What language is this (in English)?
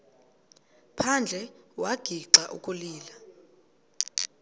Xhosa